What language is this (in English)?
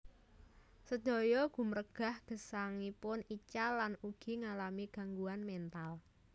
Javanese